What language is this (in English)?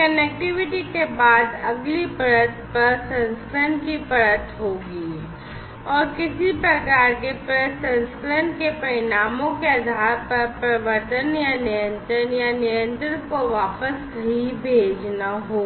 Hindi